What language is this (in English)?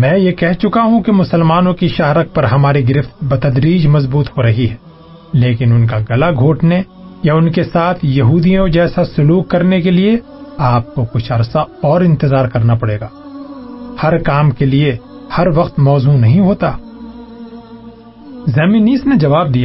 Urdu